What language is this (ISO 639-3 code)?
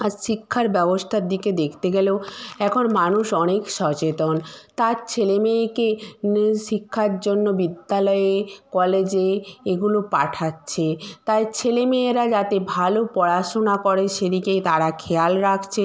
ben